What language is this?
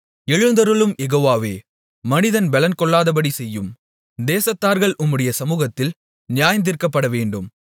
Tamil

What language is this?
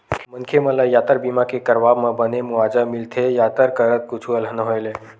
Chhattisgarhi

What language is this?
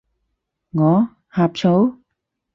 Cantonese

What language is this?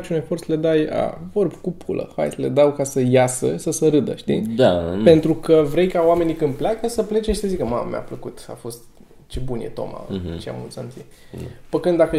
Romanian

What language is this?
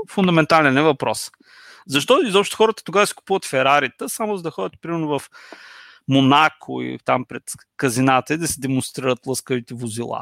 Bulgarian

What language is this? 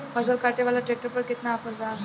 Bhojpuri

